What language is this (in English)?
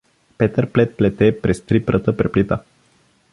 Bulgarian